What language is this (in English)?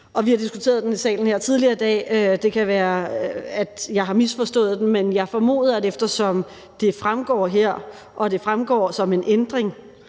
Danish